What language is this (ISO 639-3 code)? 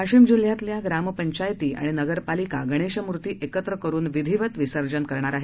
mar